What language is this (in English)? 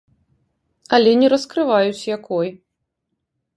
Belarusian